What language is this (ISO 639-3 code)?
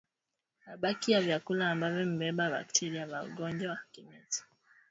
swa